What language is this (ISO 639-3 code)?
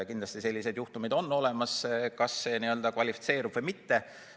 est